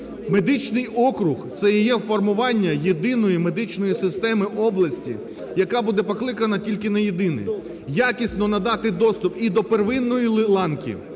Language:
Ukrainian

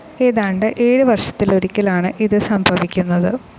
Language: Malayalam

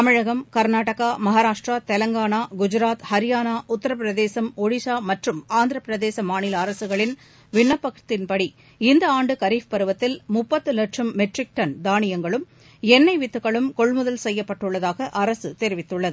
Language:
Tamil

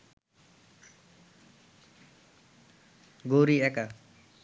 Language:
Bangla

